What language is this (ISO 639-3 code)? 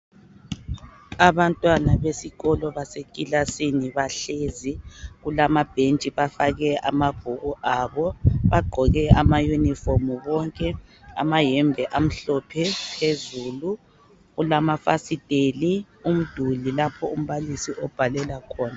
nde